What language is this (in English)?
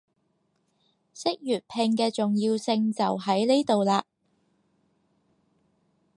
Cantonese